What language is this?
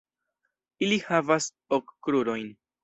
Esperanto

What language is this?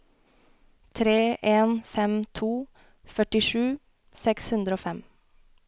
Norwegian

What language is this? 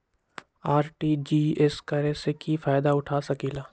Magahi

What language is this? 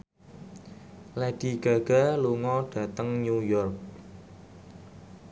Javanese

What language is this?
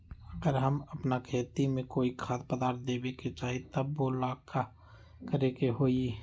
Magahi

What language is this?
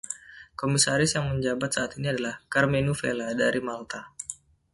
Indonesian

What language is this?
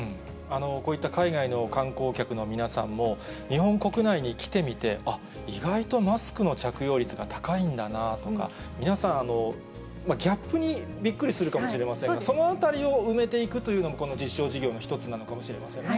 Japanese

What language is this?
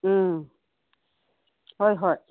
Manipuri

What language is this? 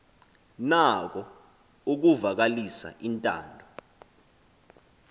Xhosa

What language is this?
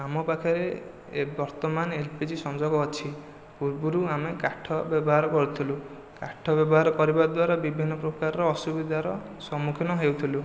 Odia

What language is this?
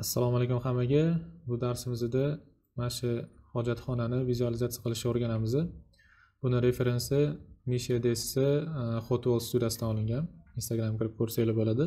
Turkish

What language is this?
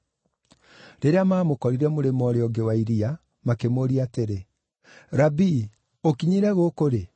Kikuyu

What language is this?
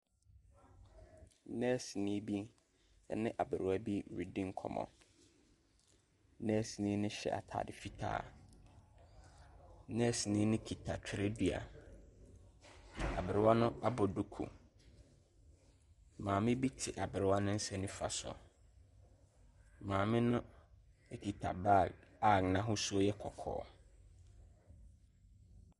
Akan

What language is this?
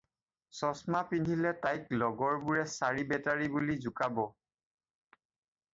Assamese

